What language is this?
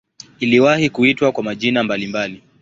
Swahili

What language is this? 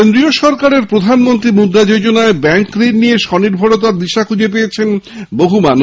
Bangla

